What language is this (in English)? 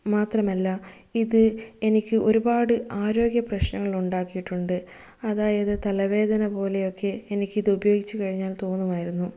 Malayalam